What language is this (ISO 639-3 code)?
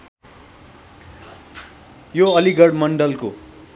nep